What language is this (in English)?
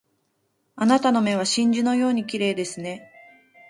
Japanese